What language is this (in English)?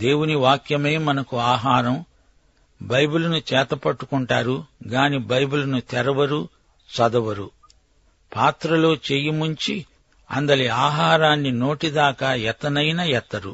Telugu